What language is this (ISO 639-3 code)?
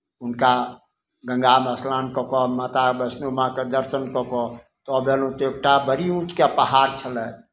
mai